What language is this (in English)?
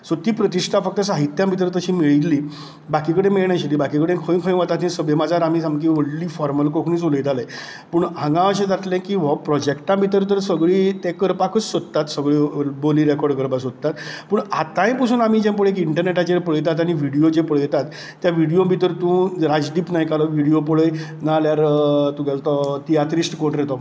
Konkani